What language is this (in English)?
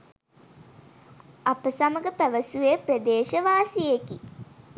Sinhala